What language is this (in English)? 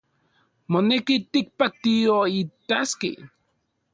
Central Puebla Nahuatl